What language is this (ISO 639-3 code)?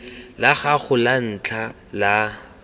tsn